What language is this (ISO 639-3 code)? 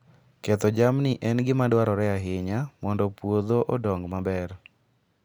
luo